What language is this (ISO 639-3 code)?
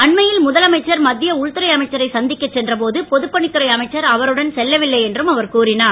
tam